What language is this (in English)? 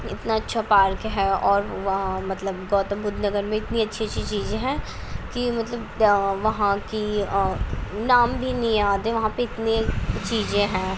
Urdu